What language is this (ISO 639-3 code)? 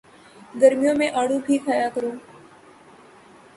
urd